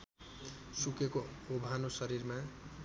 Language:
Nepali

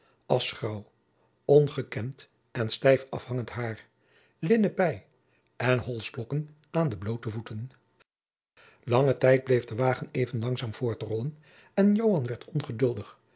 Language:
Dutch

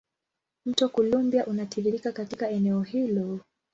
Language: Swahili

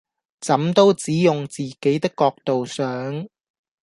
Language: Cantonese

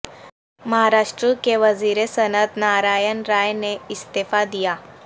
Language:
Urdu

